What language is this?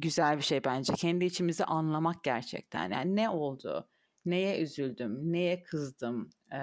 Turkish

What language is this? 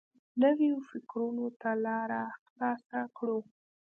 Pashto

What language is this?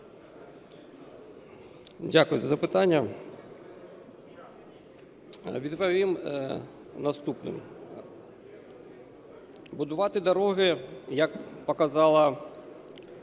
Ukrainian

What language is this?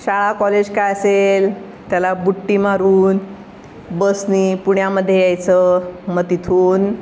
Marathi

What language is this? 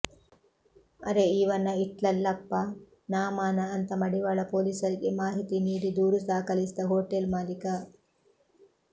Kannada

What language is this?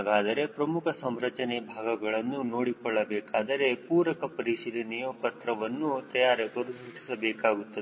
Kannada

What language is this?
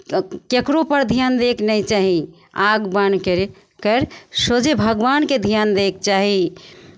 Maithili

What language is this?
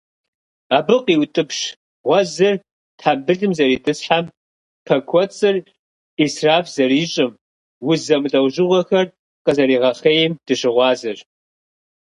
Kabardian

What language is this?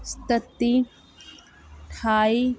Dogri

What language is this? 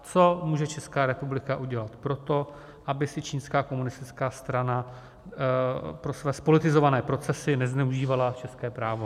Czech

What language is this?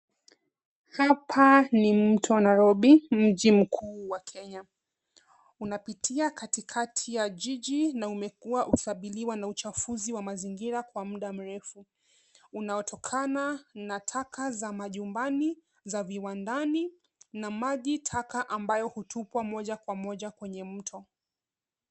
Swahili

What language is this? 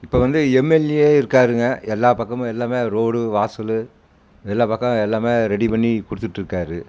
Tamil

